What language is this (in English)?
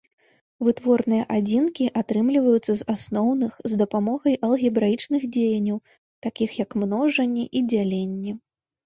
Belarusian